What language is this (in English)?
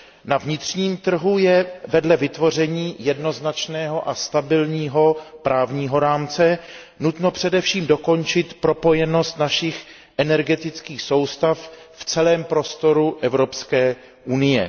Czech